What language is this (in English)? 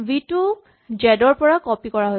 Assamese